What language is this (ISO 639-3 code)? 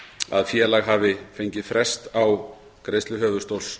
isl